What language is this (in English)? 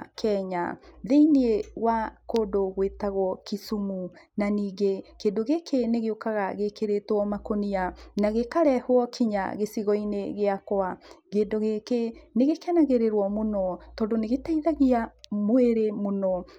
Kikuyu